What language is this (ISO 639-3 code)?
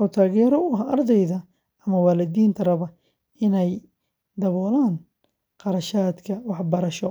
som